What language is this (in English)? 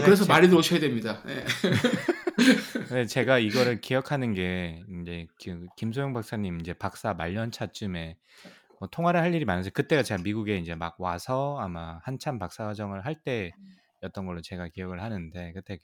Korean